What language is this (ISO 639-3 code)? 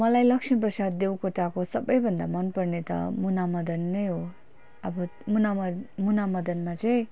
nep